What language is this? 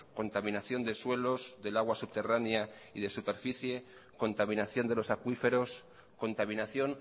Spanish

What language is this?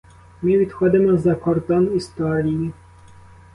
Ukrainian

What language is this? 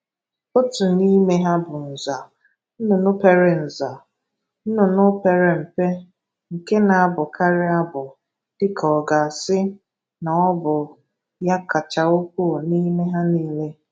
Igbo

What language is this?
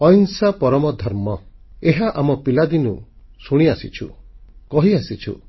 Odia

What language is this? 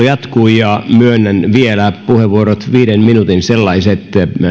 Finnish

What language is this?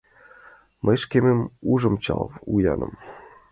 Mari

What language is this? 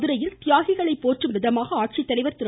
Tamil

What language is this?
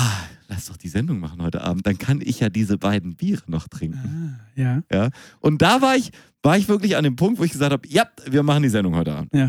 German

